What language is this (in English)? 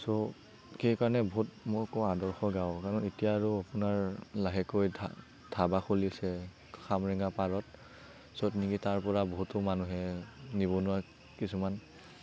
Assamese